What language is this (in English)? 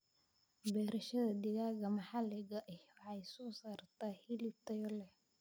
Somali